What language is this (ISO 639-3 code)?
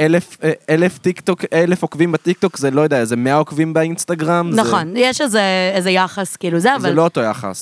heb